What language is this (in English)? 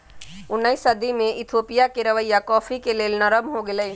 Magahi